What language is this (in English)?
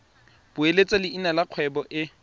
Tswana